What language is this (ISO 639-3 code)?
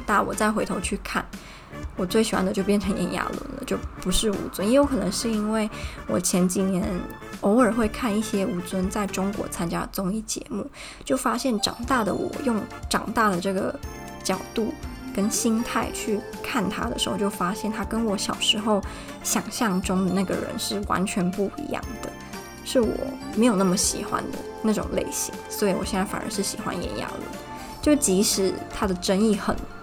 zho